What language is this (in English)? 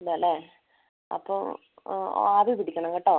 Malayalam